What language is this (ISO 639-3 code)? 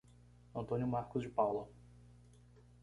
por